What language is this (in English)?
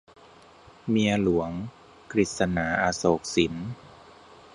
Thai